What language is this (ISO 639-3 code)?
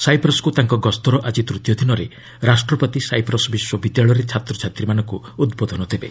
ori